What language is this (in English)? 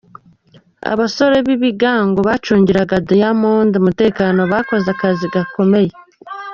Kinyarwanda